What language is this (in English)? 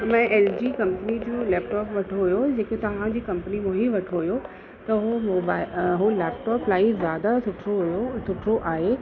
Sindhi